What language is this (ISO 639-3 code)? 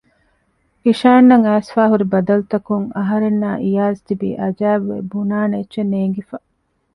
div